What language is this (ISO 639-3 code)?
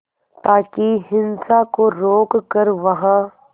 hin